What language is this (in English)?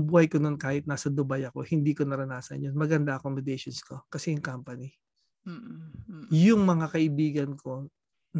Filipino